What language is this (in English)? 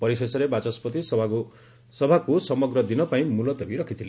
Odia